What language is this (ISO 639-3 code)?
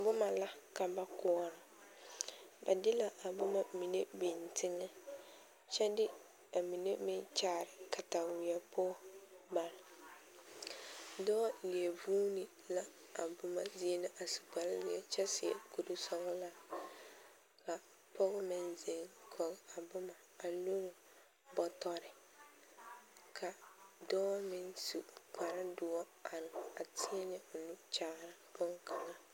dga